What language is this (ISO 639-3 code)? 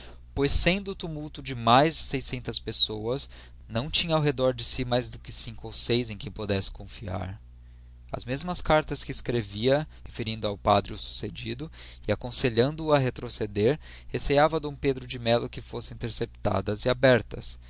por